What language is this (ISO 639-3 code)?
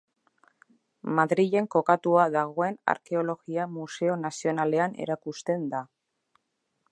eus